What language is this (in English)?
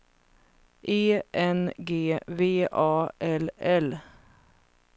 Swedish